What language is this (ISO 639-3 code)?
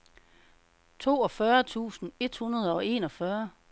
dan